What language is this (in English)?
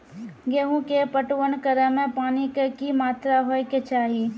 Maithili